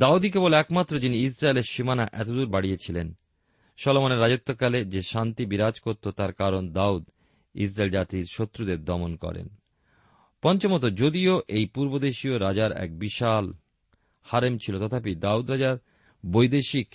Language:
Bangla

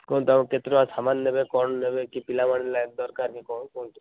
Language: Odia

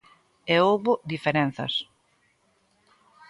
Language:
Galician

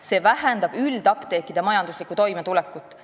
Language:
Estonian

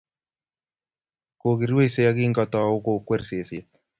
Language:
Kalenjin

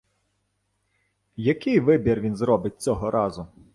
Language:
Ukrainian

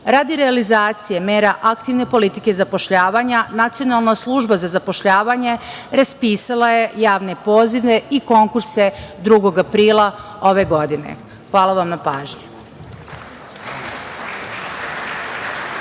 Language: Serbian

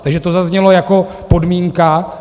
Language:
Czech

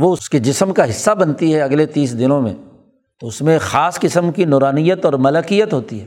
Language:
Urdu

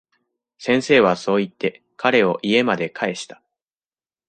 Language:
Japanese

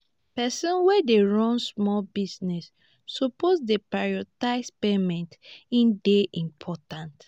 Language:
Nigerian Pidgin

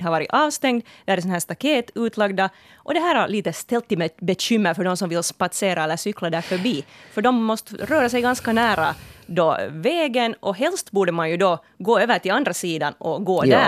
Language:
Swedish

